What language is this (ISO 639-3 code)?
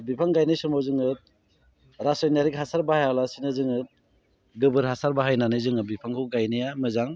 brx